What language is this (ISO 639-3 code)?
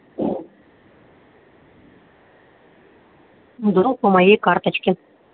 rus